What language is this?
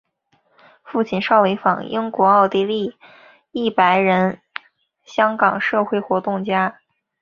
Chinese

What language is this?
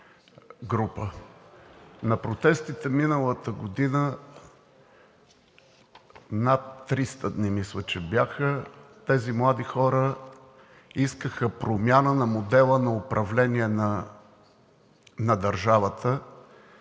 Bulgarian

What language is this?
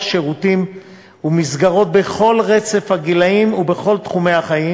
Hebrew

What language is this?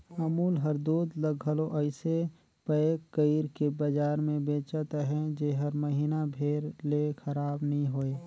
Chhattisgarhi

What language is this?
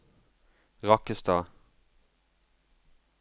Norwegian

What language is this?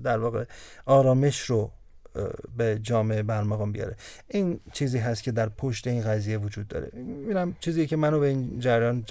Persian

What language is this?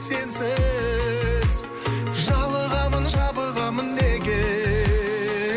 Kazakh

